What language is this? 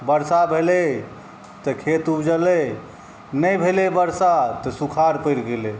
Maithili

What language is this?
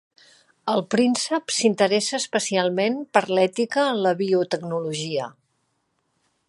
Catalan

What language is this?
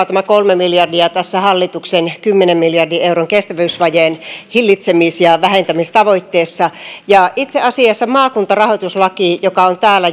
Finnish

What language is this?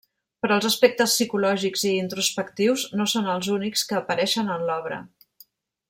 Catalan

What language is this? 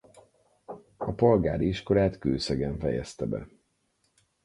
Hungarian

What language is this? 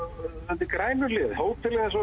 Icelandic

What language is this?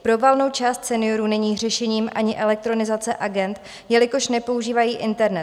Czech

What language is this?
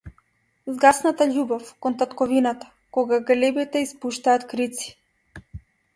Macedonian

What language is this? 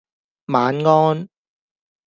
Cantonese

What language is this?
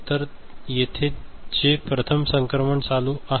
Marathi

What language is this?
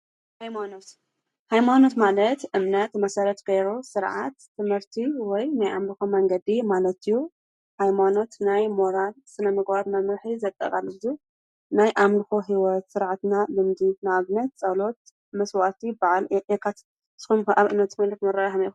Tigrinya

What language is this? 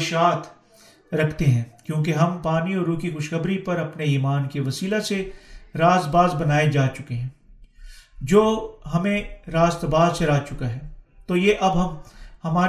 Urdu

